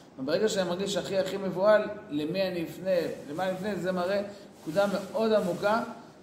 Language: Hebrew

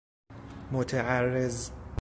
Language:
Persian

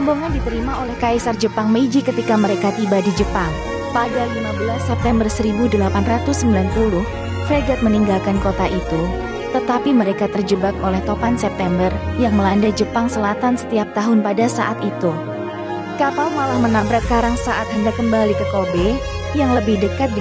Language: Indonesian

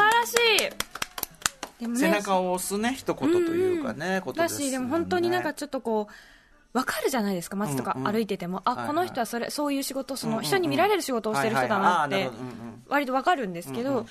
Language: Japanese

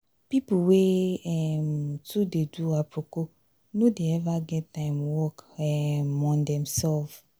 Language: Nigerian Pidgin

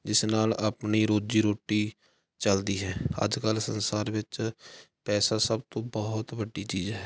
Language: Punjabi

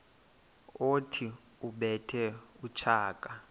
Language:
Xhosa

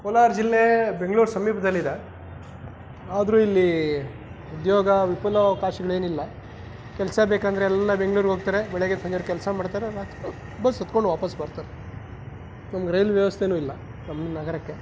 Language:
Kannada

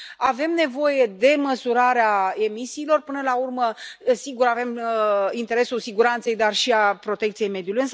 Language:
Romanian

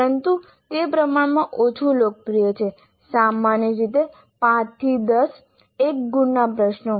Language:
Gujarati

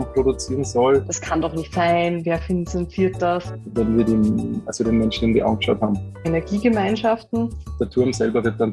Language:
German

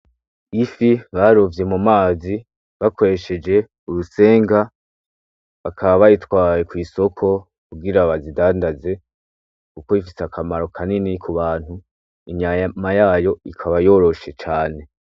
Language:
Rundi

